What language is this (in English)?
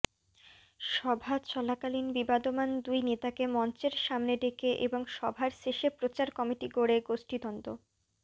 Bangla